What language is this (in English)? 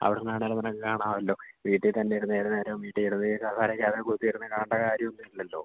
Malayalam